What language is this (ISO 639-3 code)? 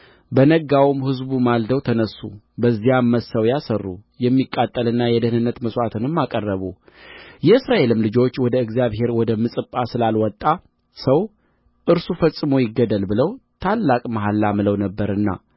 amh